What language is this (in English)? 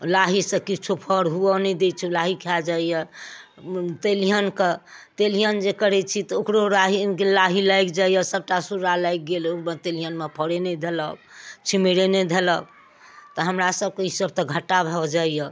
Maithili